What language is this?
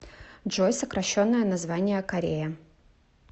Russian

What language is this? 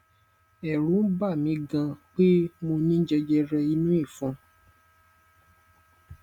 Yoruba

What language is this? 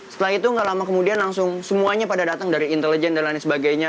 Indonesian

